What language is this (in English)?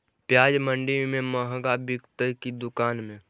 Magahi